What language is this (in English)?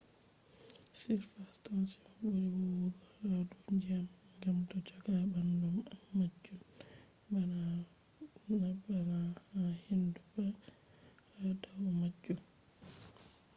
Fula